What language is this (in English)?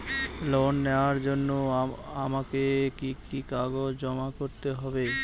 Bangla